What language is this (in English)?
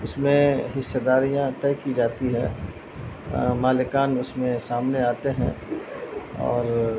Urdu